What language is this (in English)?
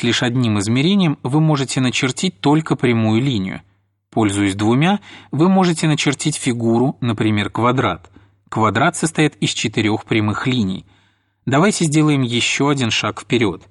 Russian